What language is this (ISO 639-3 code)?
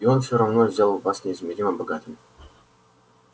rus